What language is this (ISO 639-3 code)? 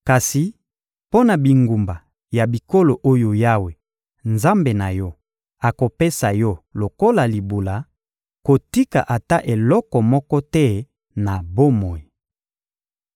lin